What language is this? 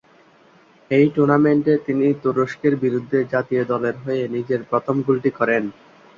Bangla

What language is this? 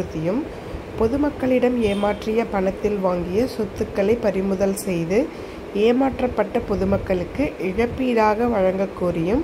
Turkish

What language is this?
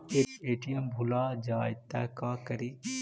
Magahi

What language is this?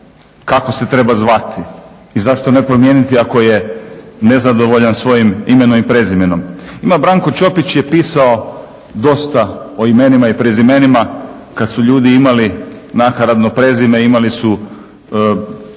Croatian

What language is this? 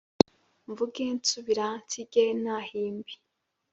Kinyarwanda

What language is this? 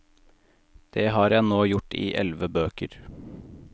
Norwegian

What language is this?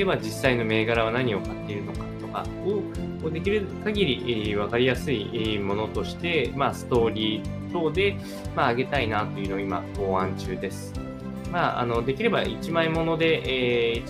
Japanese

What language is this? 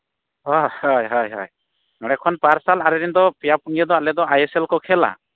Santali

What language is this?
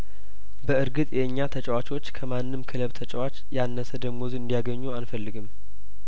Amharic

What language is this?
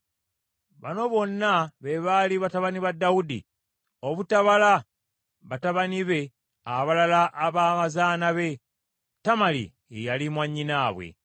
Ganda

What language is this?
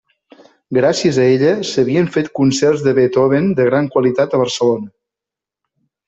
Catalan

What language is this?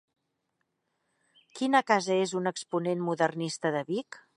Catalan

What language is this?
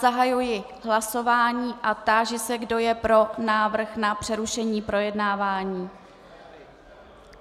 Czech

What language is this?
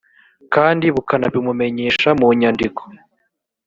Kinyarwanda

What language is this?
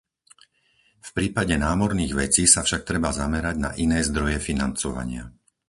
Slovak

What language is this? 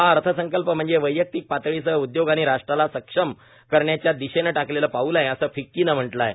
Marathi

